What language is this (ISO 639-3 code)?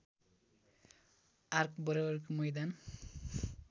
nep